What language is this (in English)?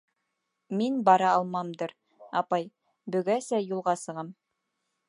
Bashkir